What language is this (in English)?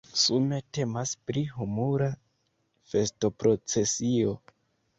Esperanto